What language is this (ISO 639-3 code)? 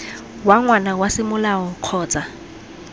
tsn